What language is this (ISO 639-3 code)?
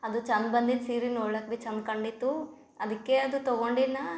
kan